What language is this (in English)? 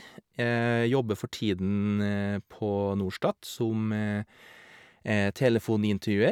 Norwegian